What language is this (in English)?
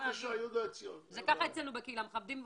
Hebrew